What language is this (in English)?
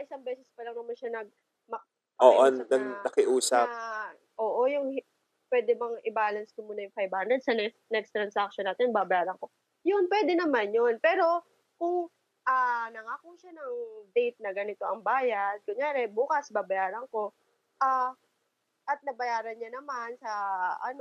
Filipino